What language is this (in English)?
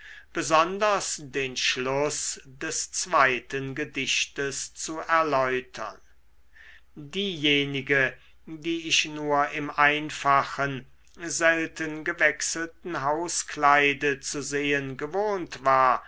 German